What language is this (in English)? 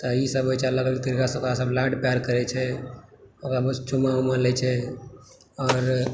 Maithili